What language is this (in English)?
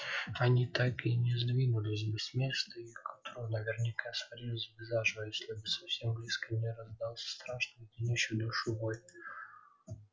Russian